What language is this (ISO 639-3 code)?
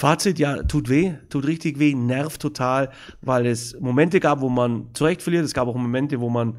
deu